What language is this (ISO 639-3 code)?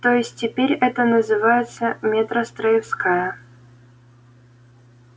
rus